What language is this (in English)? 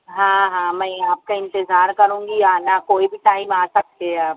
Urdu